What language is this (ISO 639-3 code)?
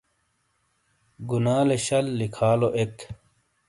scl